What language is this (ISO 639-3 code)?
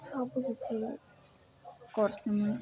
ori